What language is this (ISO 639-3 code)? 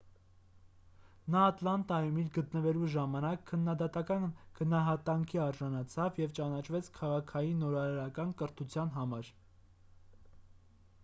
hye